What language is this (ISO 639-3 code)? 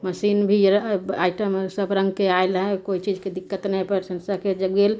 mai